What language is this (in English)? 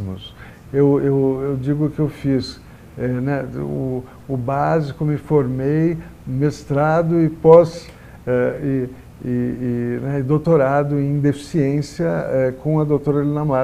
Portuguese